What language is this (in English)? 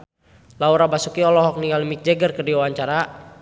Sundanese